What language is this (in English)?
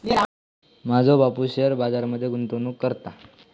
Marathi